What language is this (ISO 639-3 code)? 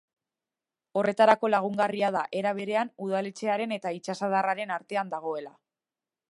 eus